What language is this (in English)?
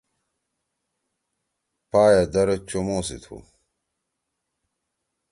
Torwali